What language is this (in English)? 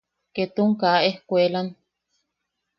Yaqui